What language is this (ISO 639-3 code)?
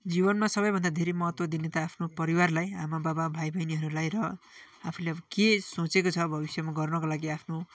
nep